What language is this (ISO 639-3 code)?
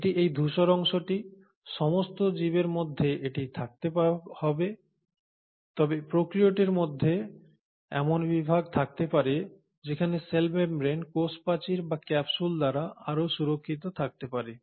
ben